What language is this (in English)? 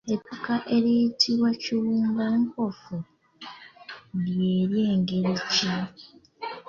Ganda